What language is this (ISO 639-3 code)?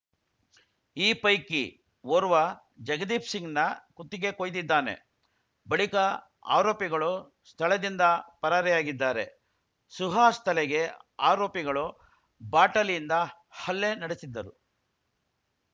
kan